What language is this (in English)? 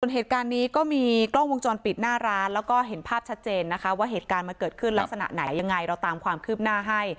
Thai